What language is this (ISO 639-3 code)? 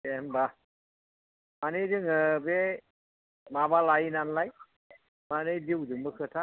brx